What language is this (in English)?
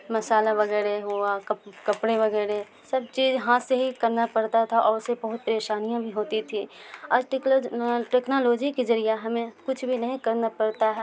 Urdu